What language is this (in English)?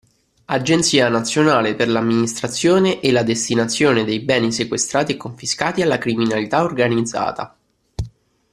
Italian